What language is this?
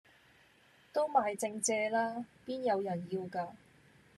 Cantonese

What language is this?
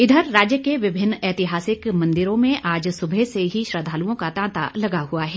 Hindi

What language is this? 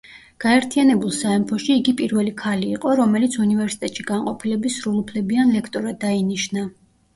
Georgian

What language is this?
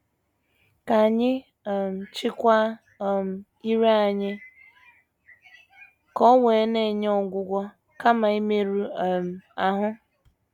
Igbo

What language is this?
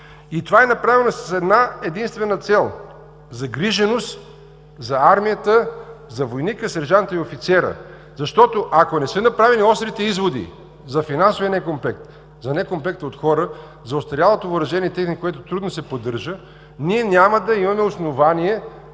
Bulgarian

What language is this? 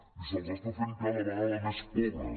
Catalan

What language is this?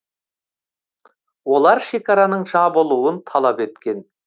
Kazakh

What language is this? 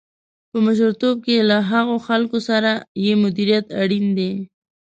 Pashto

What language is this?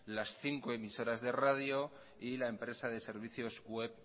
Spanish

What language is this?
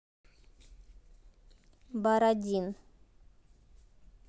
Russian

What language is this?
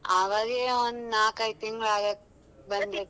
Kannada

